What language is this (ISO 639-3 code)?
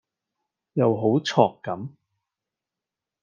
yue